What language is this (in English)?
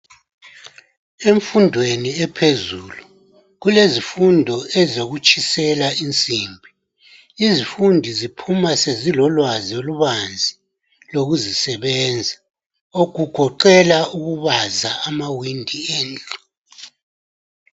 North Ndebele